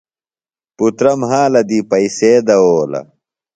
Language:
Phalura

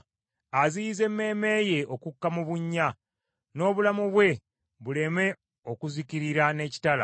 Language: Ganda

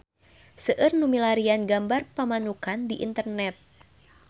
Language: Sundanese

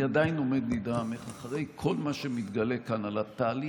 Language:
Hebrew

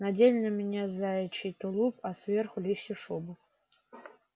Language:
Russian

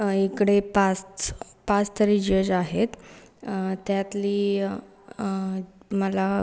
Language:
Marathi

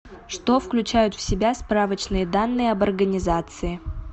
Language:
Russian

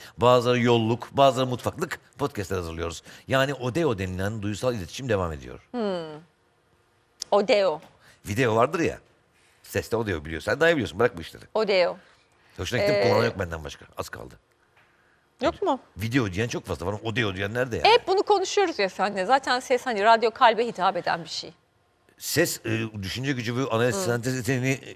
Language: Turkish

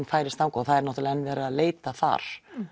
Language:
Icelandic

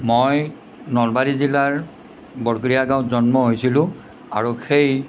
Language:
Assamese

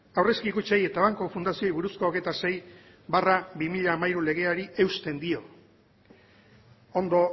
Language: Basque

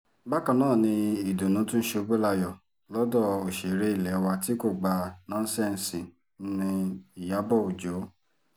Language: Yoruba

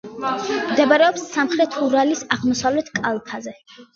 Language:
Georgian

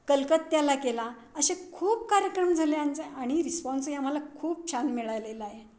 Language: Marathi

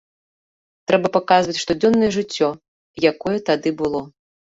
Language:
Belarusian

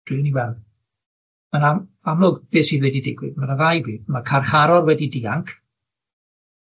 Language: Welsh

